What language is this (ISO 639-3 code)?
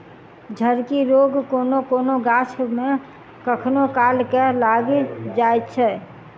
mai